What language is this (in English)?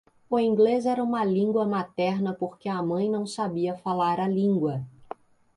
Portuguese